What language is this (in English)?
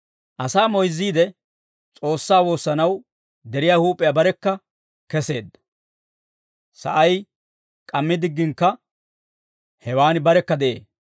Dawro